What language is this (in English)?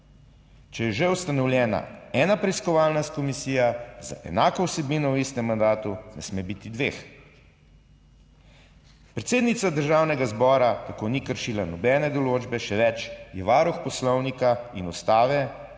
Slovenian